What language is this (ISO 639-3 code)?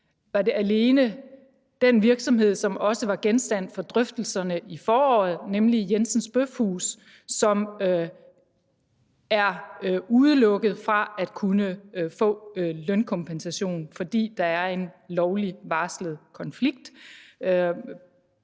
dan